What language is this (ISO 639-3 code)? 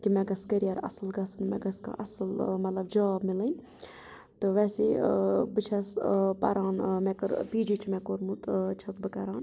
kas